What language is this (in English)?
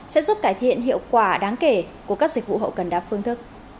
Vietnamese